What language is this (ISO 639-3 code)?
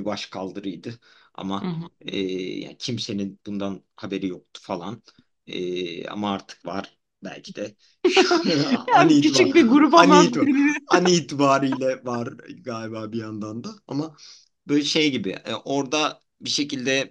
tur